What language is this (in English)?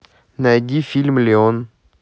Russian